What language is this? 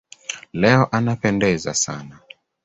Swahili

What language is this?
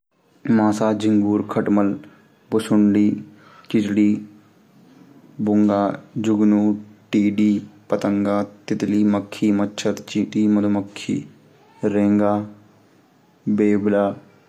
Garhwali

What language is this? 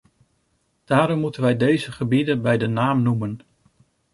Dutch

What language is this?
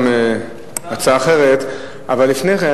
Hebrew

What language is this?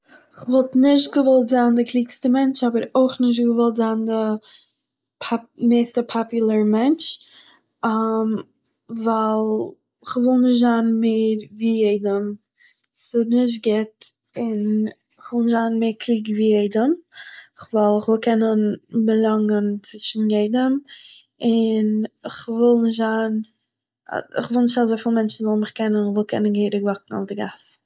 Yiddish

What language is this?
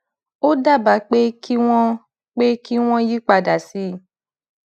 Yoruba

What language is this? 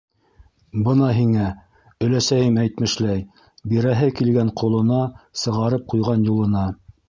Bashkir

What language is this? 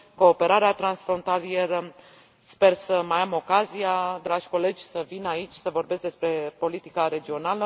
Romanian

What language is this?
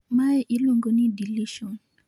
Luo (Kenya and Tanzania)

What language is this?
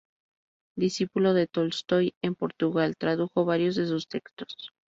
Spanish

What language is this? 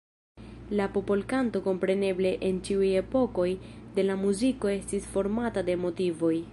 Esperanto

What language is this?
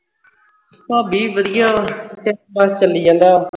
Punjabi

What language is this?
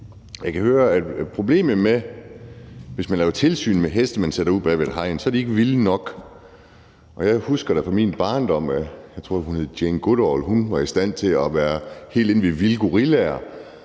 Danish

